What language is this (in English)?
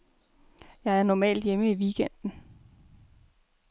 Danish